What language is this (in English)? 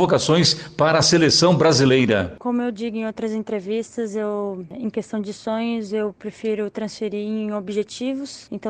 Portuguese